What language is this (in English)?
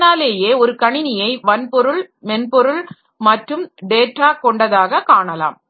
Tamil